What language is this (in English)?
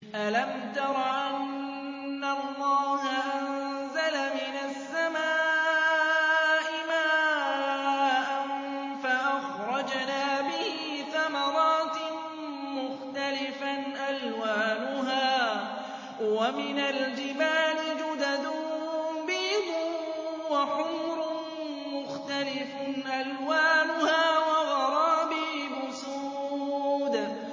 Arabic